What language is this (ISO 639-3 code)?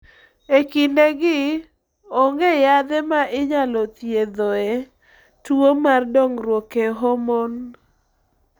luo